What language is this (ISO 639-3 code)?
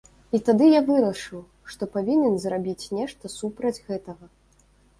bel